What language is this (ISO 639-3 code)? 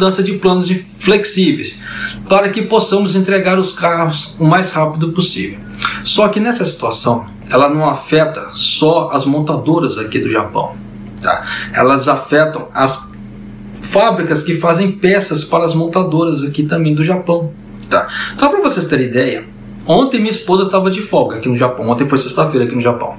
por